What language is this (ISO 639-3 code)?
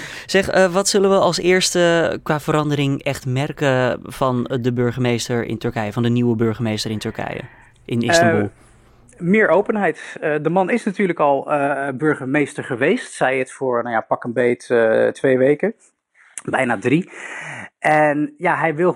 nld